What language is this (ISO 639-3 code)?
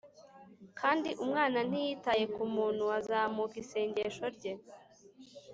kin